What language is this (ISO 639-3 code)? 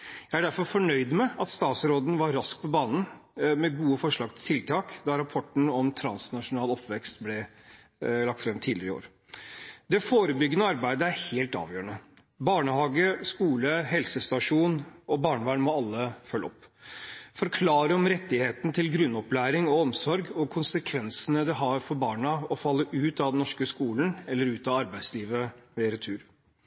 nob